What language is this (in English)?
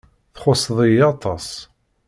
Kabyle